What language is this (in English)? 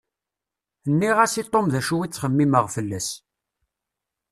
Kabyle